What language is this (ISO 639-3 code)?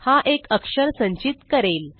mar